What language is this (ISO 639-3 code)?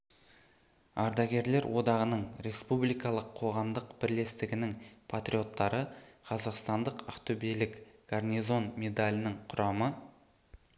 kaz